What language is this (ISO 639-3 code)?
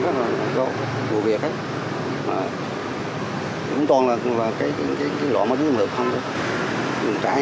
vie